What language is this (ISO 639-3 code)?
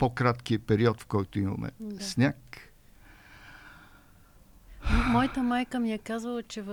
bul